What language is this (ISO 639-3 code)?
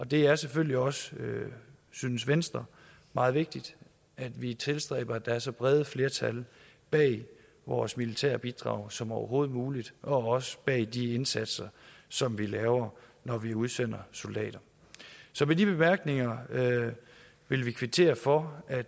dan